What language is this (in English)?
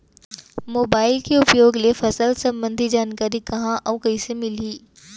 Chhattisgarhi